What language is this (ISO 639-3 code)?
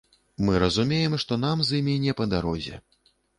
bel